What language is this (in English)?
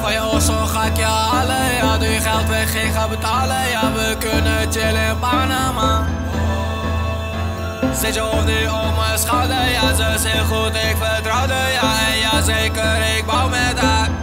Dutch